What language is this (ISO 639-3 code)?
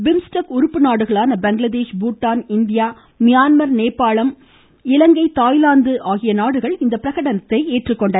tam